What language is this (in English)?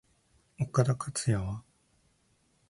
Japanese